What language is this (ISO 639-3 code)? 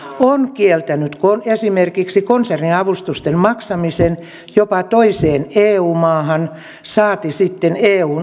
fin